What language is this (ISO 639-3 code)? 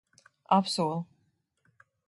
lav